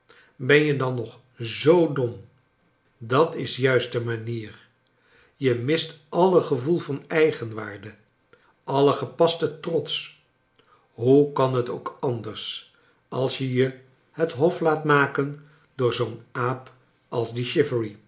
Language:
Dutch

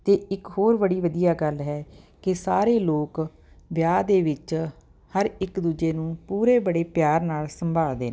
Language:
Punjabi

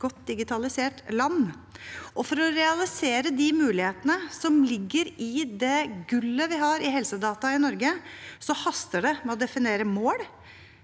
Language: Norwegian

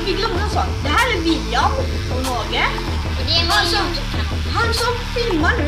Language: Swedish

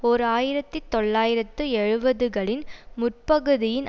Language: Tamil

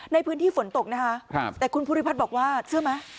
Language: Thai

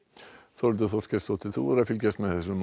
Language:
Icelandic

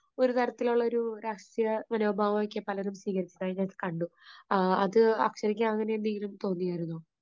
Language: Malayalam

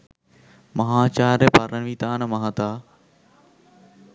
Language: Sinhala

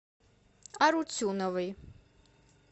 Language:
Russian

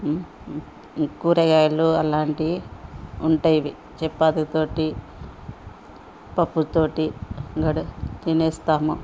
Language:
Telugu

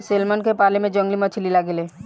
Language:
Bhojpuri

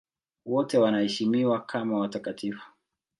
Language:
Swahili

